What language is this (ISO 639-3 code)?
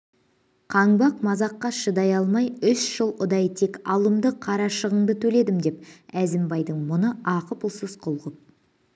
kaz